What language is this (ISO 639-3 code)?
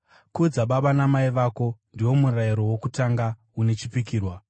sna